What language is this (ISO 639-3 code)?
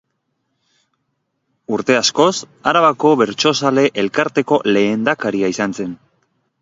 eus